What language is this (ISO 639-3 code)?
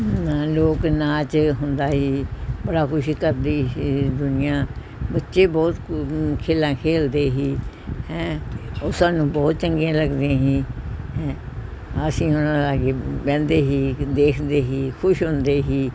pan